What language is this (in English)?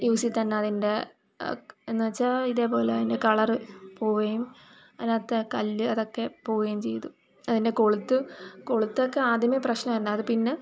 Malayalam